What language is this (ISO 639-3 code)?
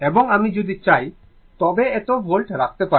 ben